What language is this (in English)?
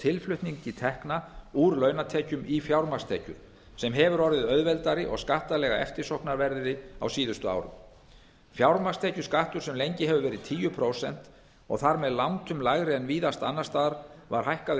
Icelandic